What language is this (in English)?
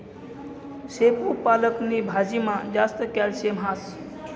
Marathi